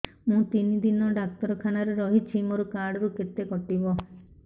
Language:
Odia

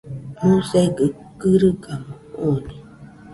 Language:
Nüpode Huitoto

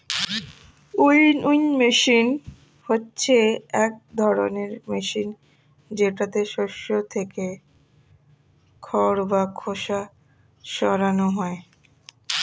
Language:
Bangla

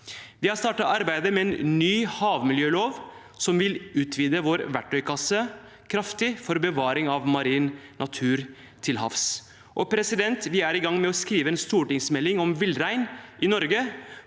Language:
Norwegian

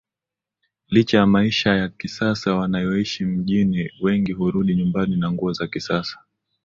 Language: Swahili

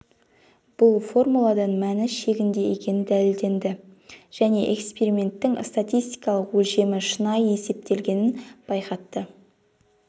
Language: Kazakh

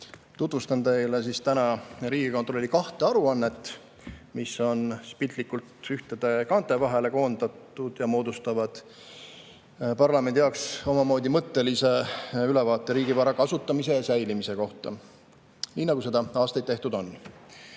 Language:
Estonian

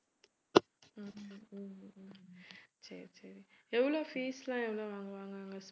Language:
Tamil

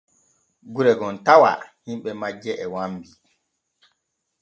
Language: Borgu Fulfulde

